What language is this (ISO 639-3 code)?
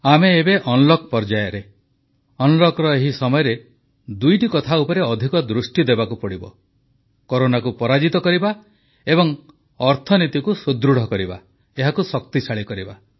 ori